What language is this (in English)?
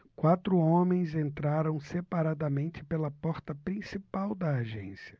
Portuguese